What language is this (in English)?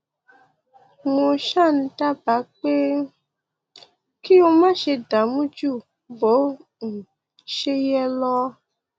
Yoruba